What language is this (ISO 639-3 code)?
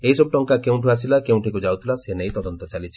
ori